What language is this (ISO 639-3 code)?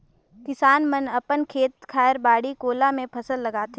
hne